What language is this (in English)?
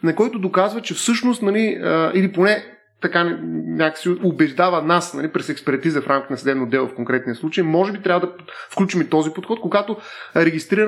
Bulgarian